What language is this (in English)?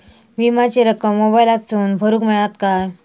Marathi